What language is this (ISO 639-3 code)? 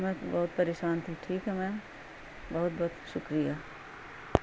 urd